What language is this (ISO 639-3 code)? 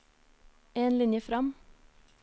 nor